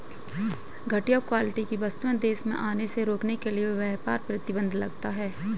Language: Hindi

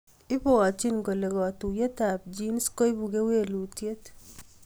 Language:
Kalenjin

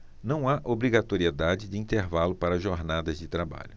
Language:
Portuguese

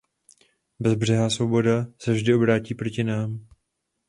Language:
Czech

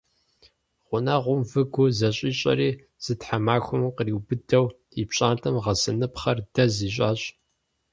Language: Kabardian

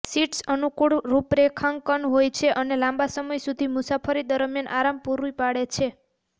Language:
Gujarati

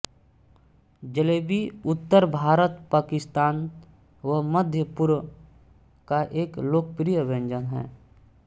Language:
Hindi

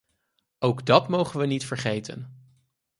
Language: Dutch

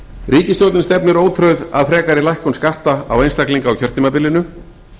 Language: Icelandic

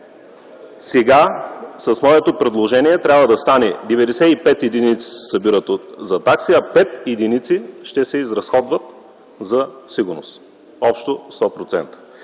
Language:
Bulgarian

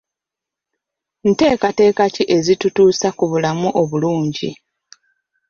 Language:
Ganda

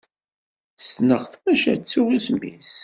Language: Kabyle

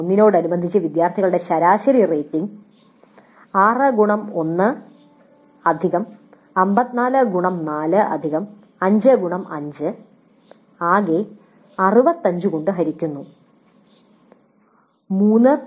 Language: Malayalam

